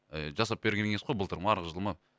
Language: Kazakh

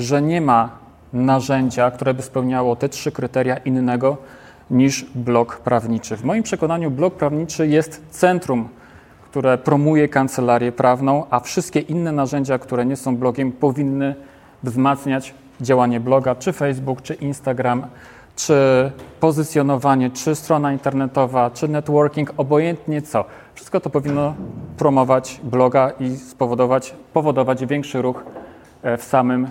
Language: Polish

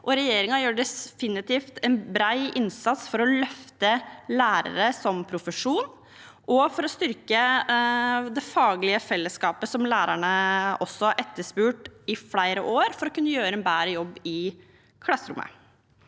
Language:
Norwegian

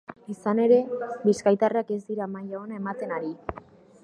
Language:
Basque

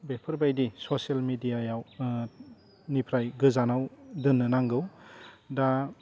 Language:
Bodo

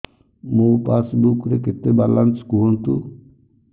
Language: Odia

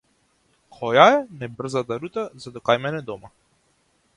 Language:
Macedonian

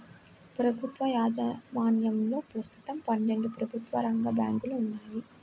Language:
Telugu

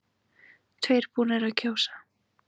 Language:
Icelandic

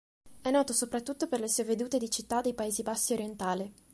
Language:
Italian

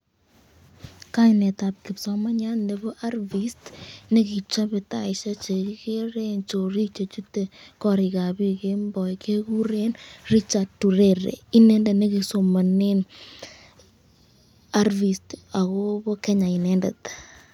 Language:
Kalenjin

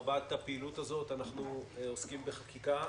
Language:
Hebrew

